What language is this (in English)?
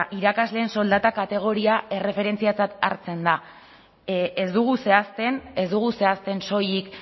Basque